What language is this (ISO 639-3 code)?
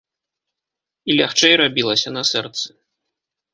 bel